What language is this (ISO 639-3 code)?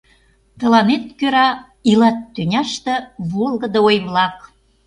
chm